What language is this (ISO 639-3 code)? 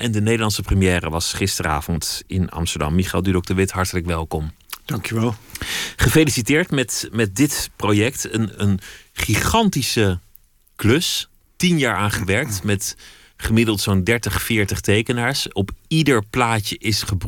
nld